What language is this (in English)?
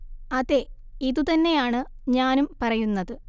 Malayalam